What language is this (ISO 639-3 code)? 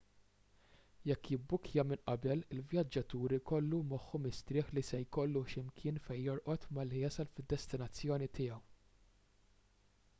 mlt